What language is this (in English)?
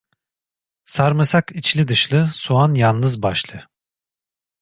Turkish